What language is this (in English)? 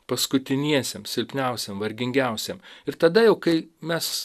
Lithuanian